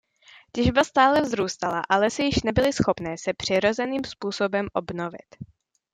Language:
Czech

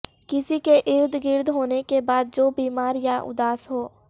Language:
Urdu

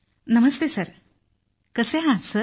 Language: Marathi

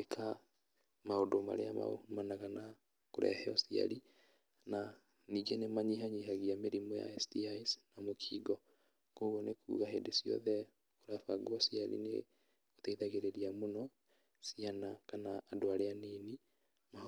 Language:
Kikuyu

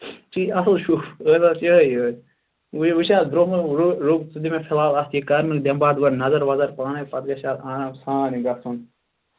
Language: Kashmiri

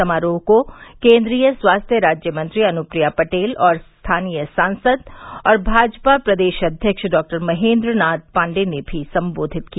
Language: Hindi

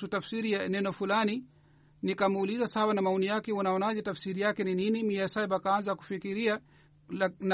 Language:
Swahili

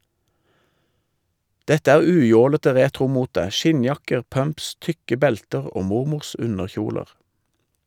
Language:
Norwegian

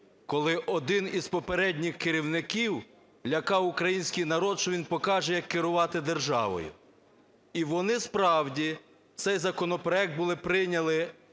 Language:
Ukrainian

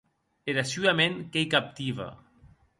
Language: Occitan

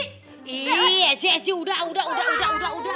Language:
Indonesian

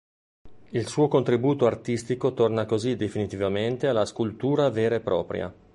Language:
Italian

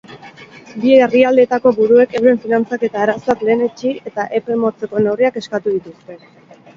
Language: Basque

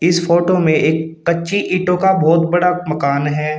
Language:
Hindi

